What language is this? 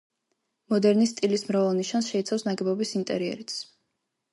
Georgian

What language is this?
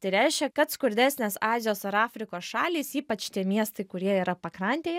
Lithuanian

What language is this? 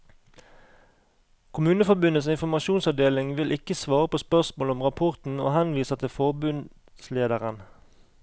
Norwegian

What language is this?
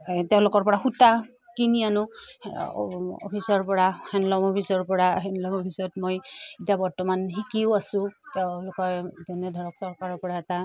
Assamese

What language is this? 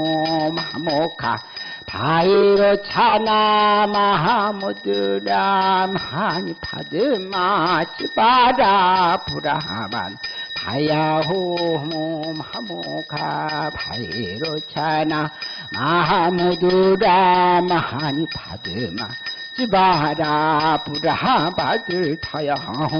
Korean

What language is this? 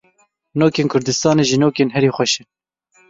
Kurdish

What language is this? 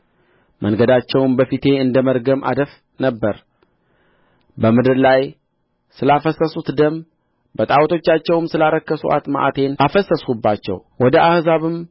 Amharic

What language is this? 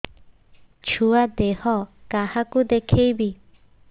Odia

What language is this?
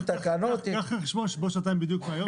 Hebrew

